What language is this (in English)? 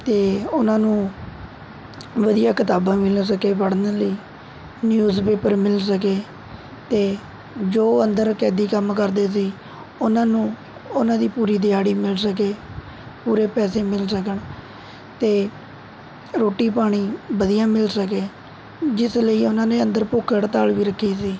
Punjabi